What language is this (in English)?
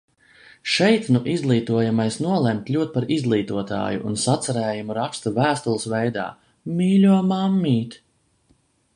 Latvian